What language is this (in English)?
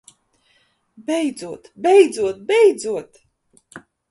Latvian